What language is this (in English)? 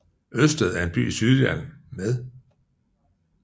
Danish